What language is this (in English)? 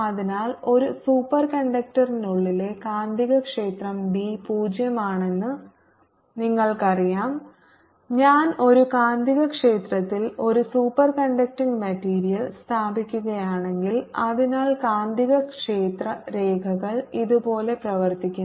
Malayalam